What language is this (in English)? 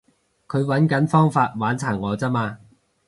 Cantonese